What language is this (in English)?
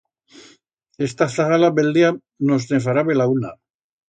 Aragonese